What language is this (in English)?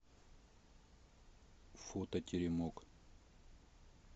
Russian